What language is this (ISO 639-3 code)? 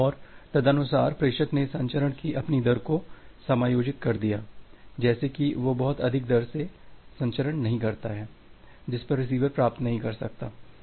hin